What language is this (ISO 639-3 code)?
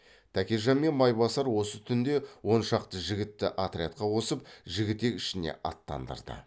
kaz